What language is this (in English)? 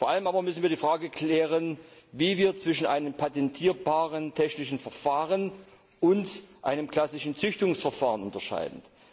German